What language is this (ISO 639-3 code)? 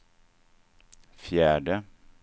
swe